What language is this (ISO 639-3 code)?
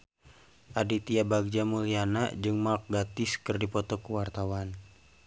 sun